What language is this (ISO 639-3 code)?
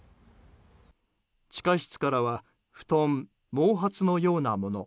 jpn